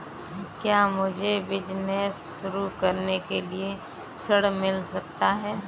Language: Hindi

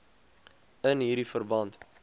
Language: Afrikaans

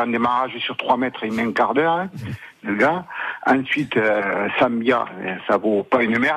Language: French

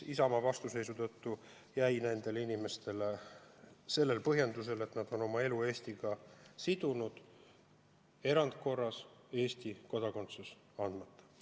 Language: Estonian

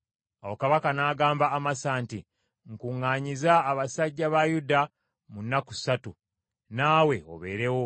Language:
Ganda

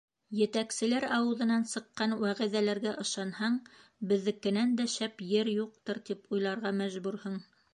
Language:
Bashkir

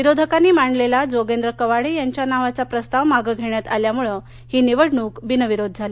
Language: Marathi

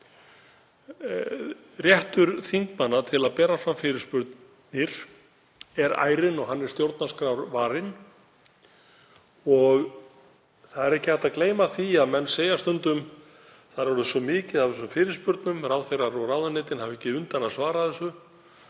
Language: Icelandic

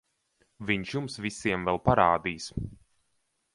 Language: Latvian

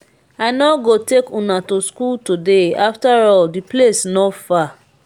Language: Nigerian Pidgin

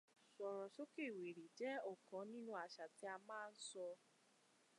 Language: Yoruba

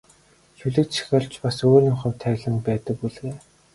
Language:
Mongolian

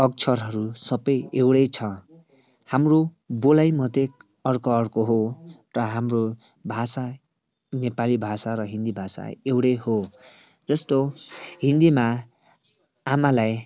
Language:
Nepali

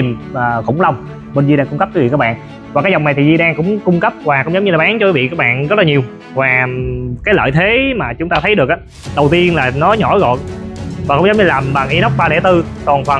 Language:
Vietnamese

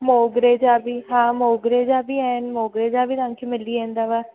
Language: Sindhi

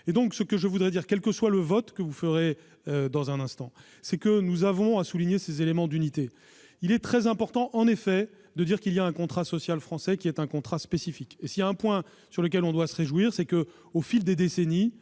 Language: French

